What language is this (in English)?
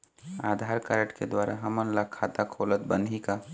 Chhattisgarhi